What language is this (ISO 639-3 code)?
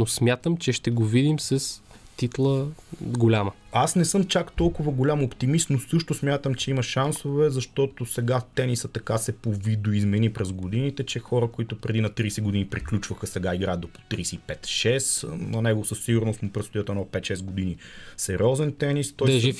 bul